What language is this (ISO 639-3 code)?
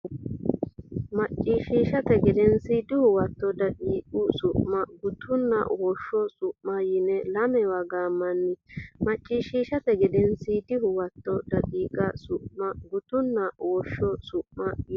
sid